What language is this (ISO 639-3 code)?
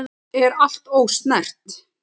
isl